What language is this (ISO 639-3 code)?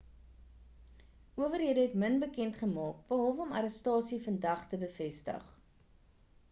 afr